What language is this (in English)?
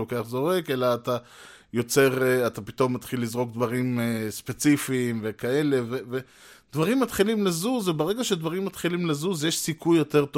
Hebrew